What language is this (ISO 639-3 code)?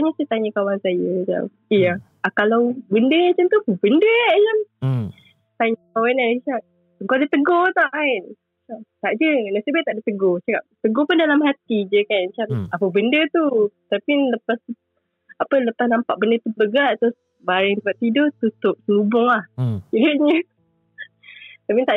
msa